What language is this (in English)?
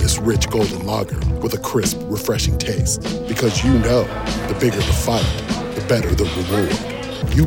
Italian